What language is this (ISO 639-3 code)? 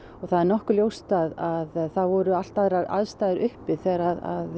isl